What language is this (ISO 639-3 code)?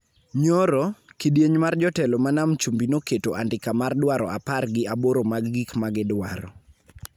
luo